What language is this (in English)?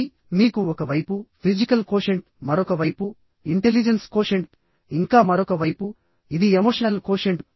Telugu